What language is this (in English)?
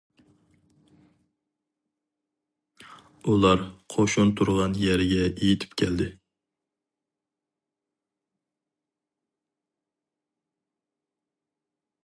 Uyghur